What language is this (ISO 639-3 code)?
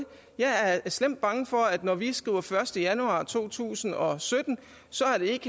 dan